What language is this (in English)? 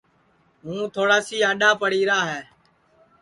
Sansi